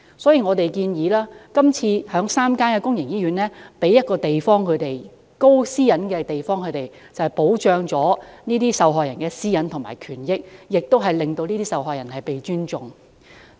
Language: Cantonese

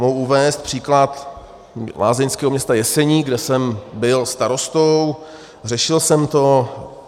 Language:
Czech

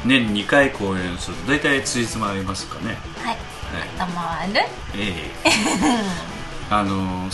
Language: Japanese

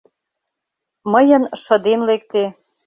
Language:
Mari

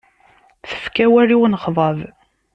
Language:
Kabyle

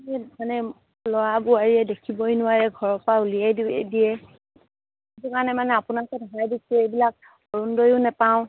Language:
Assamese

